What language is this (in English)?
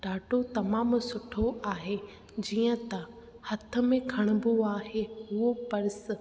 Sindhi